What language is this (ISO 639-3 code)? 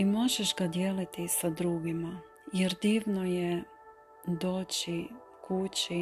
hrv